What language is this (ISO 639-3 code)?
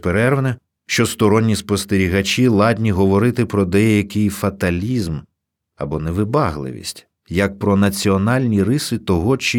ukr